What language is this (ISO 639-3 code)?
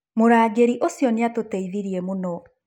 kik